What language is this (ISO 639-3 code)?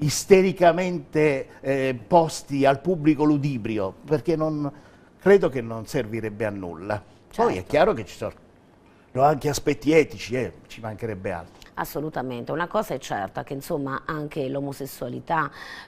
ita